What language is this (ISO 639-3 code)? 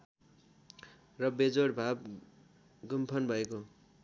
nep